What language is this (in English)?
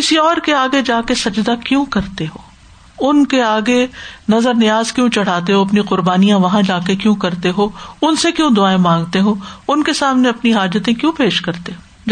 Urdu